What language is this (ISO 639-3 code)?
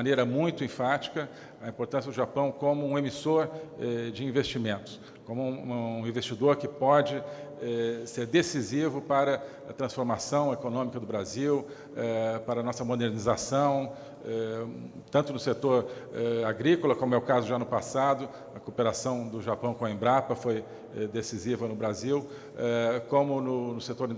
por